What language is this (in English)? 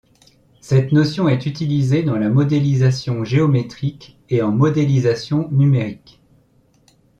French